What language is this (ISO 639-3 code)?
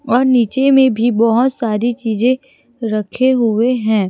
hin